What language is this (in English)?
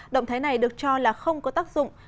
Vietnamese